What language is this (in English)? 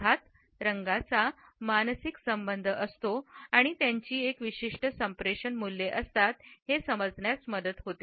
Marathi